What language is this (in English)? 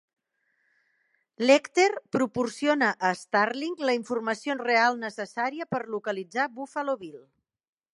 Catalan